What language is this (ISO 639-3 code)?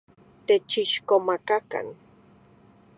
ncx